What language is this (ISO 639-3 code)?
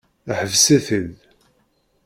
kab